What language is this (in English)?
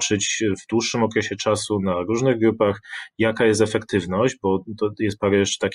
Polish